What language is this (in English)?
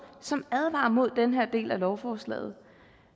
Danish